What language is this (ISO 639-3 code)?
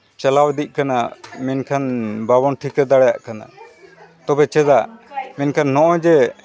sat